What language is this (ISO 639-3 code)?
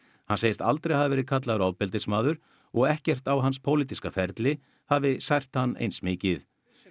isl